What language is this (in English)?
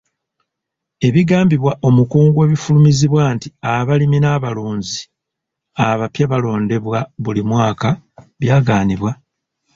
Ganda